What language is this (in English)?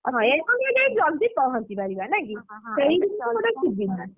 Odia